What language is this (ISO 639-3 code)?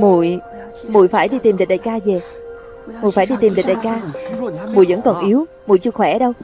vie